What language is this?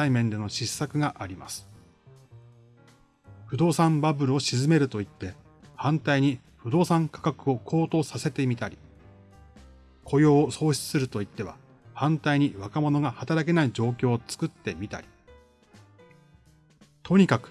Japanese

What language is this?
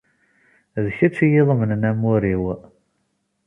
Kabyle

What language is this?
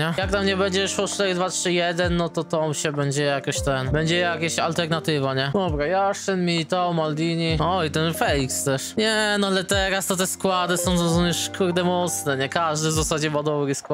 Polish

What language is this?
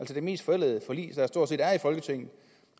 Danish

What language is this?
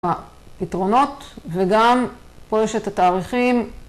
Hebrew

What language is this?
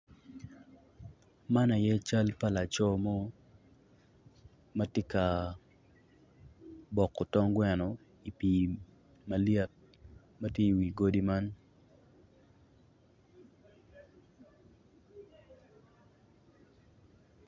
Acoli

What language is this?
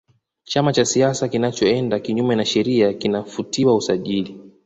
Swahili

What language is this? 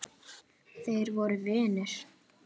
Icelandic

